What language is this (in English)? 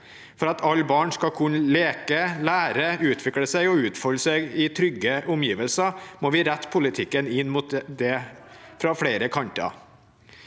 Norwegian